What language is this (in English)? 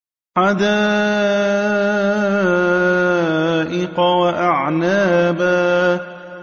Arabic